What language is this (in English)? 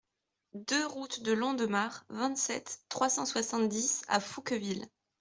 French